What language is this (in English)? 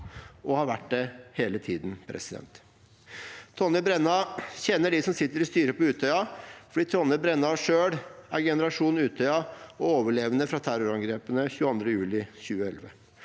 Norwegian